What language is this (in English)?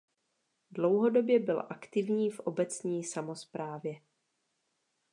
Czech